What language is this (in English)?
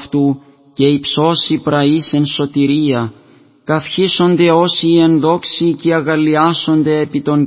Greek